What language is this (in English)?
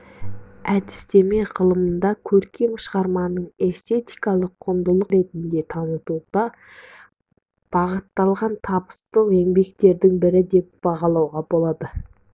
Kazakh